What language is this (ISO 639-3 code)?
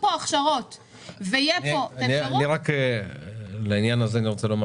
heb